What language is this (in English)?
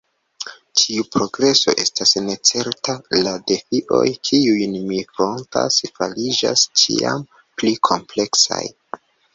Esperanto